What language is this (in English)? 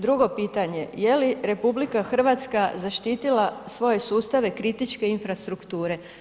Croatian